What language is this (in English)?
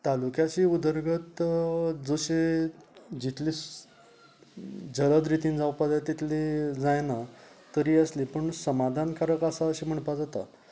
Konkani